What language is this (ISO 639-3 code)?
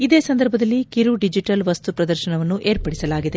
kan